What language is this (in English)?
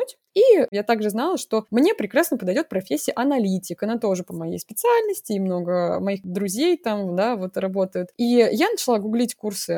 Russian